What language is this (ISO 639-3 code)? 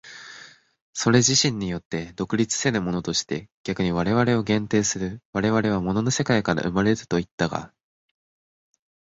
jpn